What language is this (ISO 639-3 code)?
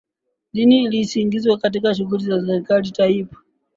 swa